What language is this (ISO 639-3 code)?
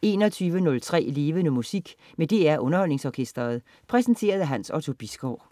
dan